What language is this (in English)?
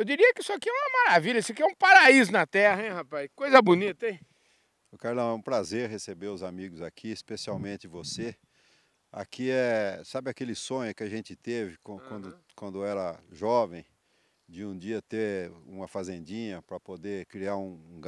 Portuguese